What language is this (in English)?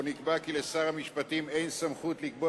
Hebrew